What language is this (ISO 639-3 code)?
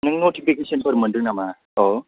brx